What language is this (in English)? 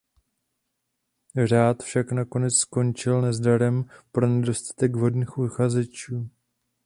Czech